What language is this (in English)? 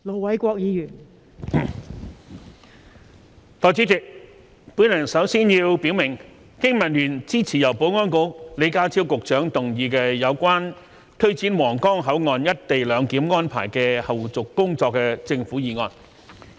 Cantonese